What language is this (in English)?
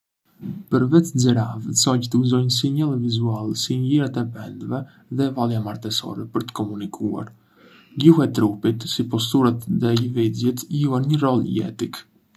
Arbëreshë Albanian